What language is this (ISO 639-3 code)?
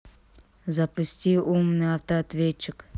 rus